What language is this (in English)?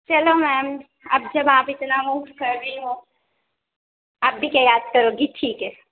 Urdu